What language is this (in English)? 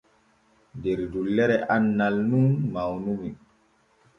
Borgu Fulfulde